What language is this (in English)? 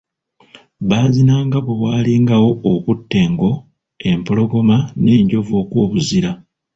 Ganda